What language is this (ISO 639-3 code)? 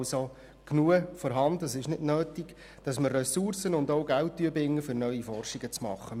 gsw